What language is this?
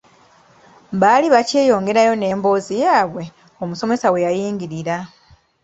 Ganda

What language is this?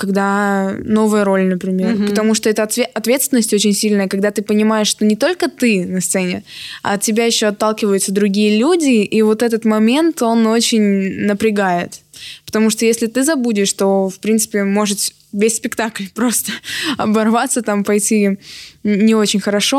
Russian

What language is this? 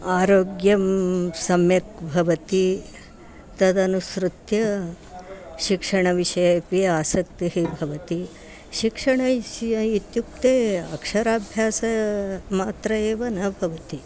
Sanskrit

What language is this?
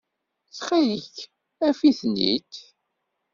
Kabyle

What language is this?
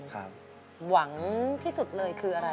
Thai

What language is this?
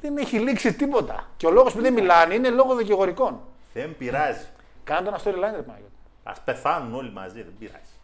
Greek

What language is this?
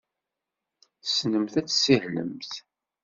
Kabyle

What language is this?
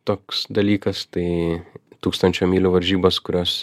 Lithuanian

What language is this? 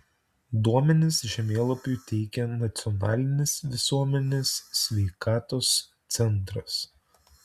Lithuanian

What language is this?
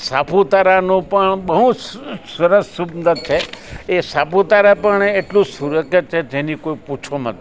Gujarati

